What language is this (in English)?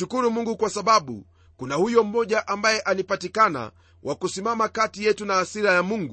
Swahili